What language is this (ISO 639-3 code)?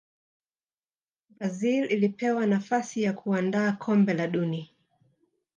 swa